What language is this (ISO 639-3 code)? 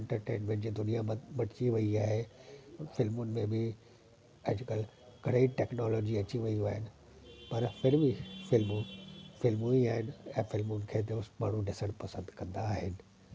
snd